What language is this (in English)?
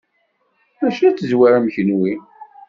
Kabyle